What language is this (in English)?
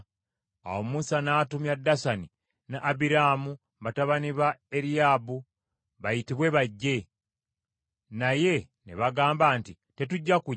Ganda